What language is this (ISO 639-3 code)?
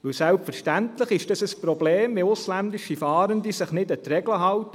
gsw